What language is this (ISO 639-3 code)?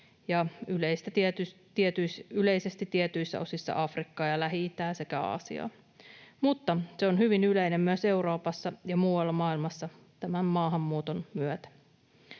fin